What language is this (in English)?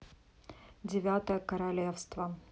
Russian